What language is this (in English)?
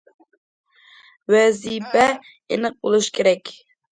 Uyghur